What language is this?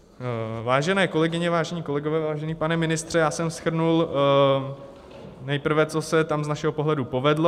Czech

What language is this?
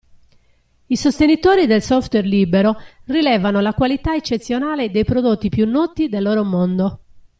Italian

